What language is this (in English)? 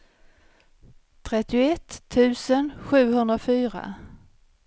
Swedish